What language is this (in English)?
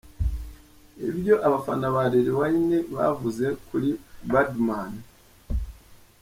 Kinyarwanda